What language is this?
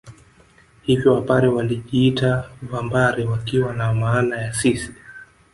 Swahili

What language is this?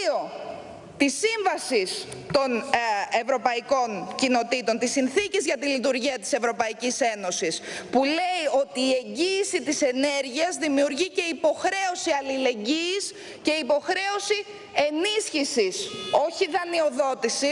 Greek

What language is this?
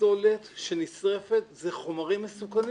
Hebrew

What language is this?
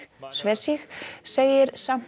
Icelandic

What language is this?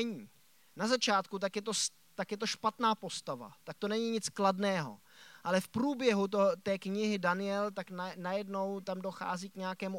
Czech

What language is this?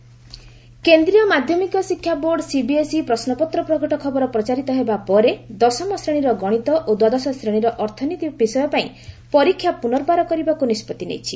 Odia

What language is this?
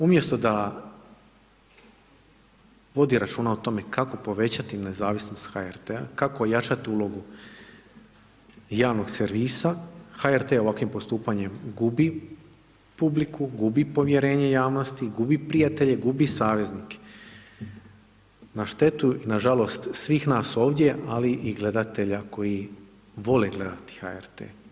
Croatian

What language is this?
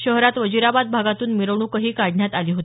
Marathi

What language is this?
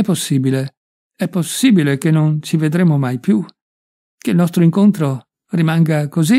Italian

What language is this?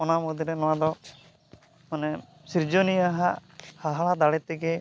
Santali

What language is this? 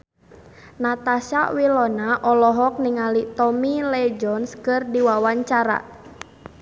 Sundanese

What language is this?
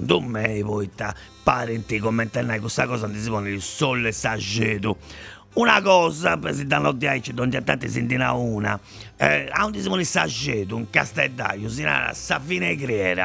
Italian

